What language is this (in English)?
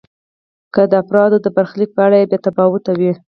Pashto